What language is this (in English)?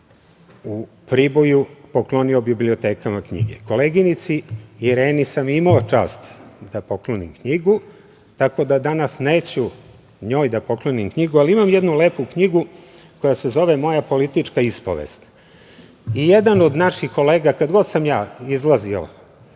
Serbian